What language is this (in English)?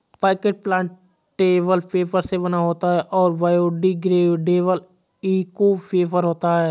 Hindi